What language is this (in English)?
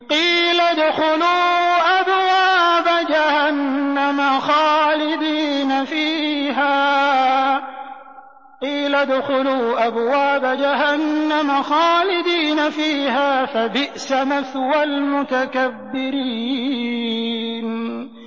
Arabic